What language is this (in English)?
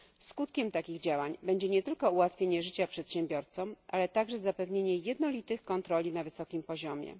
Polish